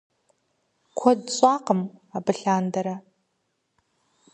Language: Kabardian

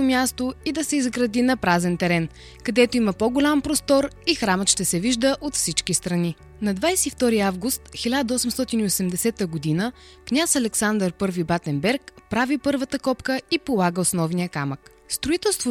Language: Bulgarian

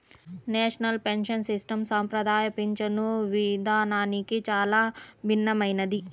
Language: Telugu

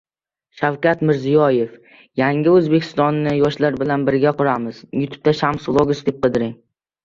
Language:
Uzbek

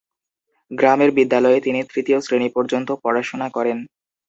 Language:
Bangla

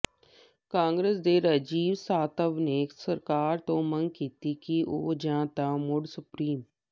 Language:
Punjabi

